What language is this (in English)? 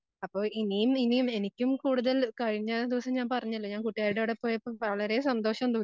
Malayalam